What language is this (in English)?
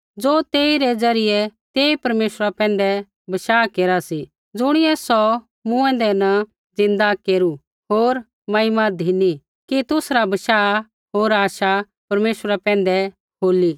Kullu Pahari